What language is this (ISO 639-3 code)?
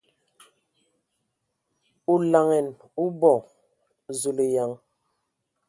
ewo